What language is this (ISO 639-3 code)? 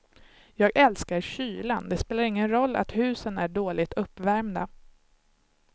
swe